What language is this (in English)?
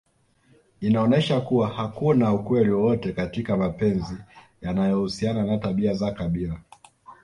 Swahili